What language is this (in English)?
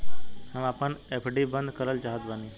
Bhojpuri